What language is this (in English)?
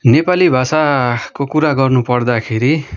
Nepali